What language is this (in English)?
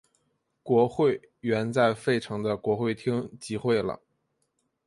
Chinese